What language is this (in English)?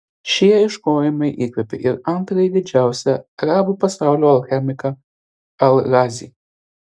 Lithuanian